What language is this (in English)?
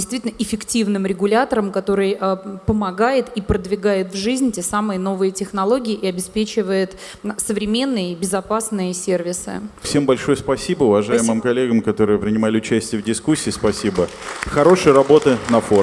Russian